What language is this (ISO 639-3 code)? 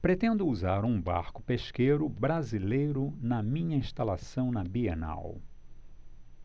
por